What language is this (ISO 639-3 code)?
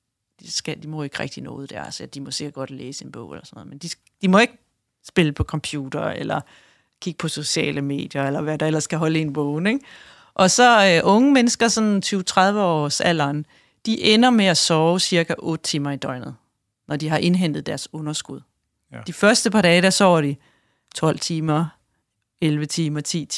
dan